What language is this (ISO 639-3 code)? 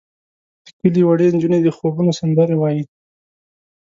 pus